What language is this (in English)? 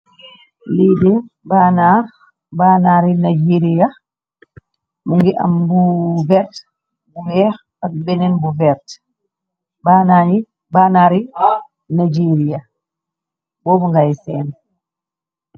Wolof